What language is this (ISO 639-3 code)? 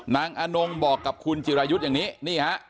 tha